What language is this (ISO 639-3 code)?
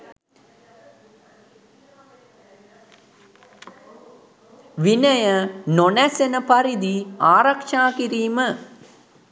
sin